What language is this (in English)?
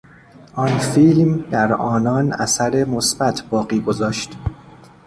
Persian